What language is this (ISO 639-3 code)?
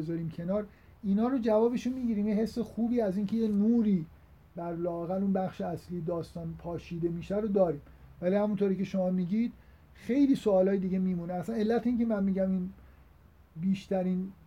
fas